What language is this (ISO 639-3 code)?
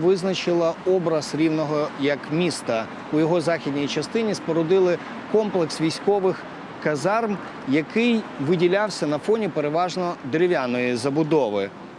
pol